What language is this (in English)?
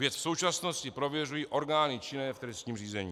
Czech